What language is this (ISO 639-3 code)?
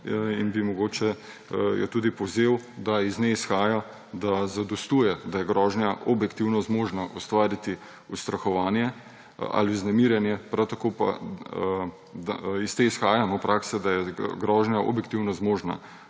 slv